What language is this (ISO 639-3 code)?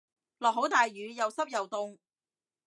yue